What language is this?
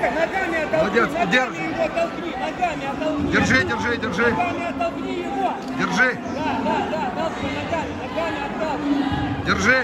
Russian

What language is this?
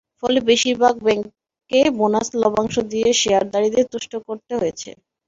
Bangla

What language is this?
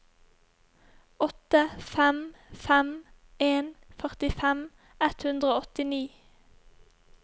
Norwegian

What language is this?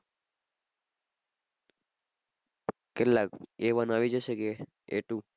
Gujarati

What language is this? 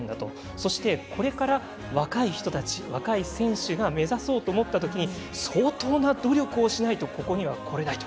Japanese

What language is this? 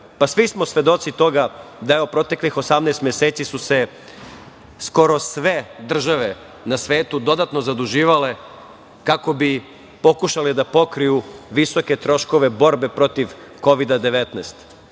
Serbian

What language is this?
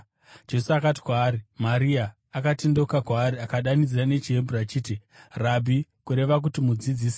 Shona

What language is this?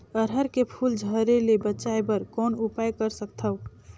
Chhattisgarhi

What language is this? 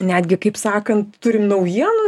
Lithuanian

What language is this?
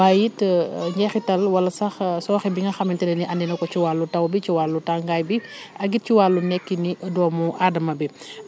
Wolof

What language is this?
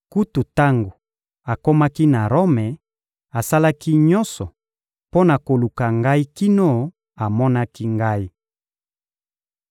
Lingala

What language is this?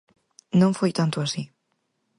Galician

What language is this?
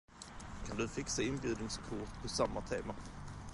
Swedish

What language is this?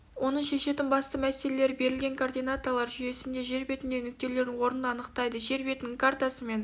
Kazakh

